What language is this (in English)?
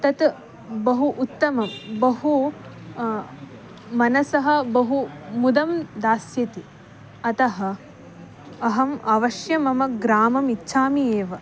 Sanskrit